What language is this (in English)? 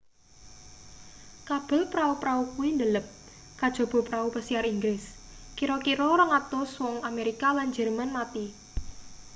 Javanese